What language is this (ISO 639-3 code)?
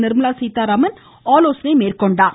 tam